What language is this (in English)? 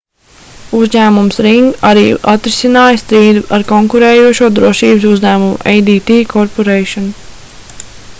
Latvian